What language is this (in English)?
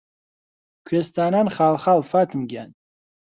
Central Kurdish